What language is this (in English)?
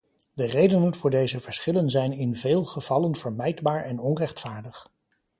Dutch